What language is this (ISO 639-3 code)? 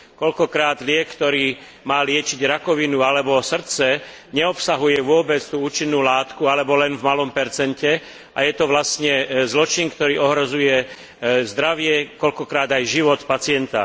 slk